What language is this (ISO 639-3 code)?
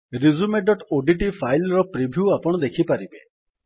ori